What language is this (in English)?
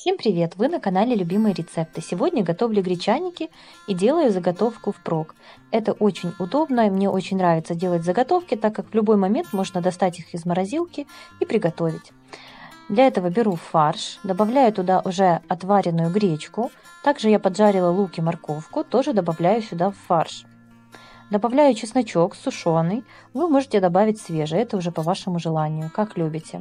Russian